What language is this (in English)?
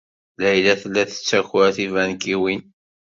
Kabyle